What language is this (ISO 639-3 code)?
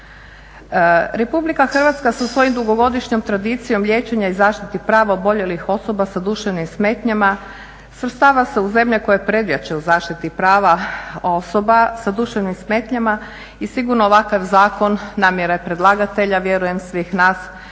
hrv